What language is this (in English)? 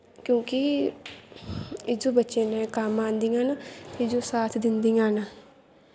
Dogri